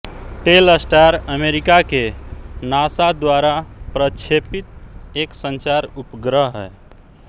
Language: Hindi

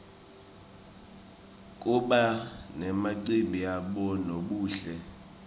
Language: Swati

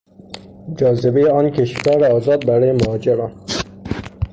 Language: Persian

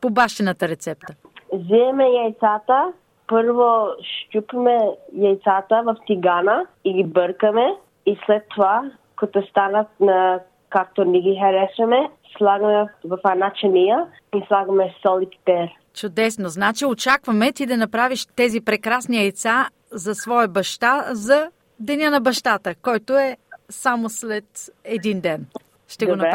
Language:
Bulgarian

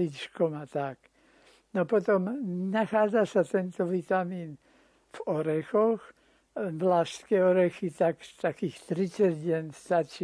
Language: Slovak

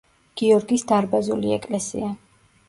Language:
Georgian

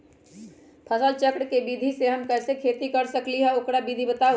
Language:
Magahi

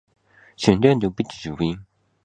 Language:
Cantonese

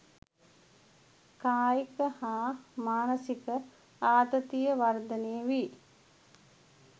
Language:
Sinhala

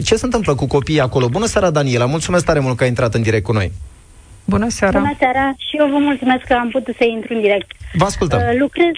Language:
Romanian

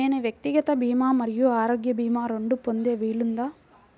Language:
Telugu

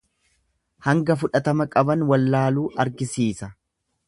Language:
Oromo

